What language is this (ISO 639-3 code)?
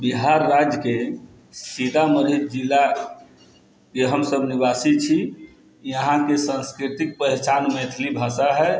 mai